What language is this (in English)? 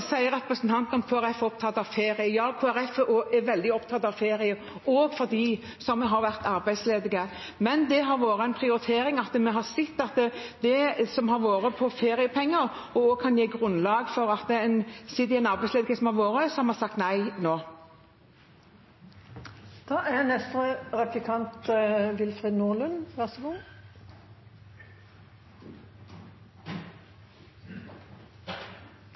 Norwegian Bokmål